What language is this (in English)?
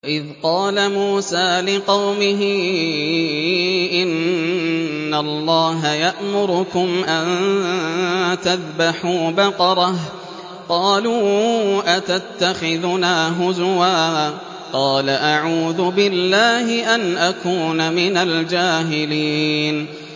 Arabic